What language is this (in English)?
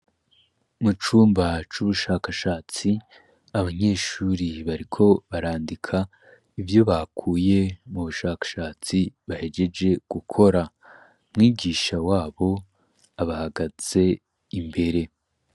Rundi